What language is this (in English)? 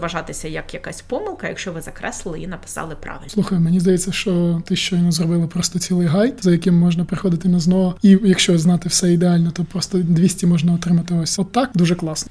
Ukrainian